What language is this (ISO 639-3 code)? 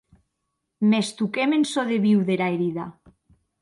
oci